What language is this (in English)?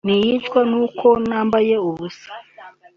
Kinyarwanda